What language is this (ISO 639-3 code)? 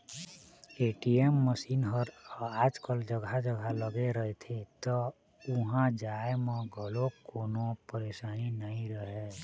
hne